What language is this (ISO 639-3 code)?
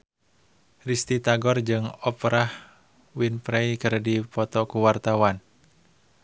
sun